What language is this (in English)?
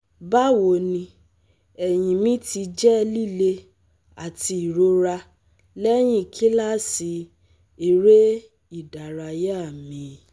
Yoruba